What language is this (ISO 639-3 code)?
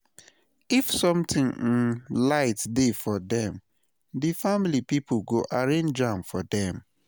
pcm